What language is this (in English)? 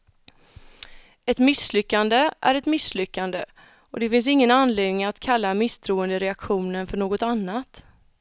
Swedish